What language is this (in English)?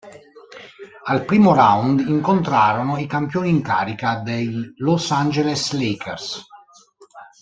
Italian